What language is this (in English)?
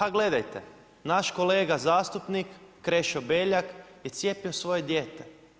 Croatian